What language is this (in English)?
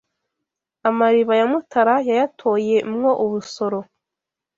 Kinyarwanda